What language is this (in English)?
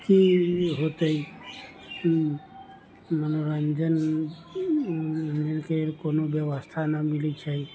Maithili